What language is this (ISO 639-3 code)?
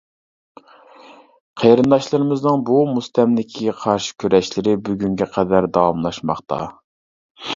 uig